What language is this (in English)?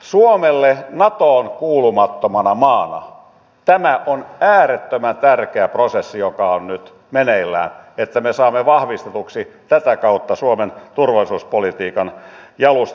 Finnish